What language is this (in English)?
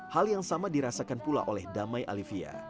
Indonesian